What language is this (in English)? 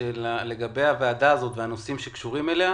Hebrew